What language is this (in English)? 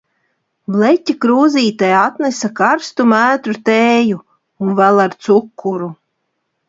Latvian